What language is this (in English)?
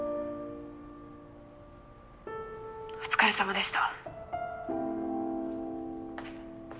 Japanese